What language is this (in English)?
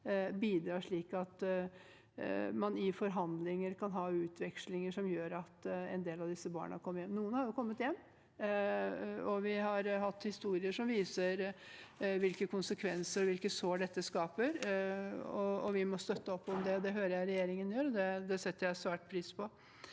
Norwegian